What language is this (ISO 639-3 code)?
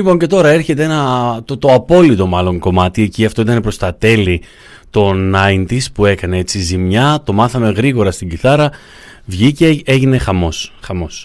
ell